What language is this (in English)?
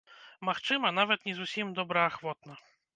Belarusian